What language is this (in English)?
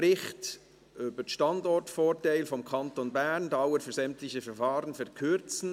Swiss German